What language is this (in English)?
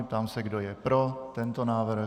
Czech